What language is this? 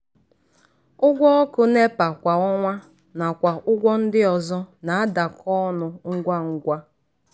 Igbo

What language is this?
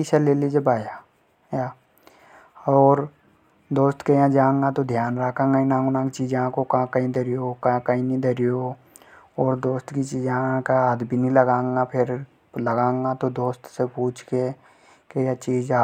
Hadothi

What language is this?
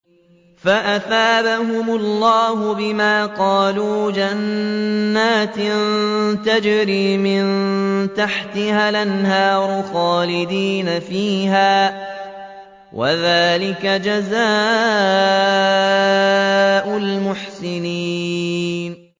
Arabic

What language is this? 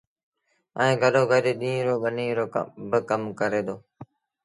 Sindhi Bhil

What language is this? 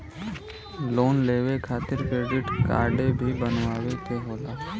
Bhojpuri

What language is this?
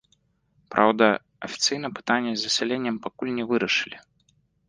Belarusian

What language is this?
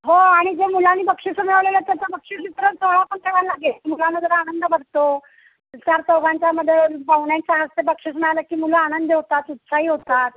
Marathi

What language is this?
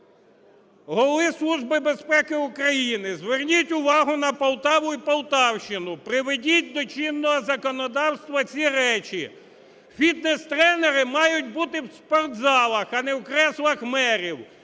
Ukrainian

